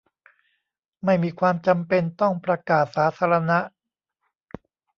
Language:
Thai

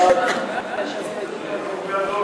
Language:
Hebrew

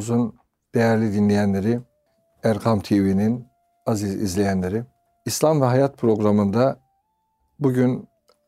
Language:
Turkish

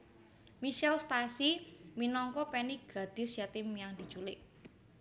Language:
Javanese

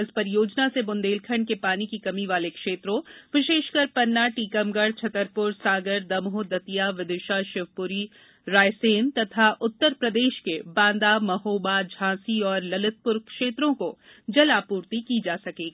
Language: Hindi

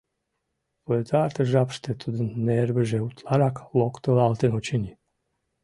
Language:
Mari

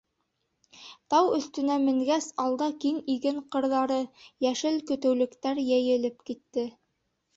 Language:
Bashkir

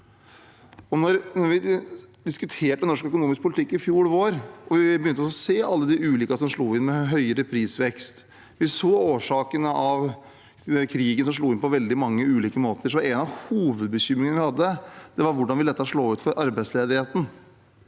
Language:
Norwegian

